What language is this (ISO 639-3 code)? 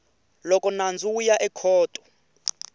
tso